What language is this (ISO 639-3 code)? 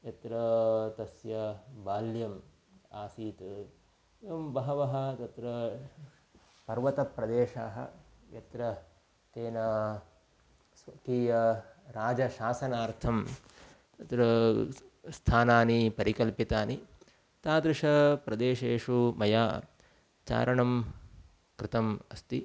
san